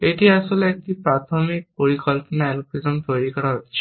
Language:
Bangla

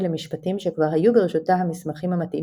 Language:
Hebrew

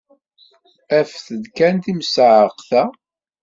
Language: Kabyle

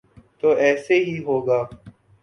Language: Urdu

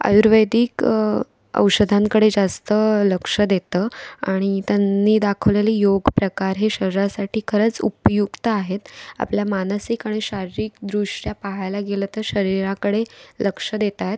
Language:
Marathi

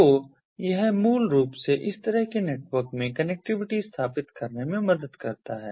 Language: Hindi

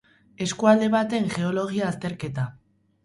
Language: Basque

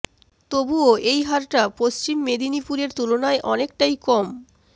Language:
Bangla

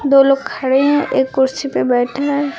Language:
Hindi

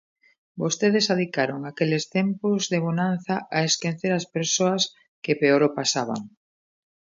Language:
Galician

